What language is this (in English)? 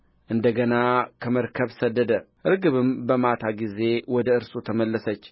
Amharic